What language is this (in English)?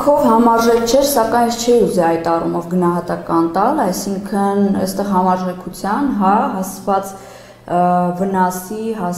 Romanian